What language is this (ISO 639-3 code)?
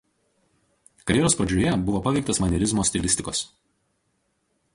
lit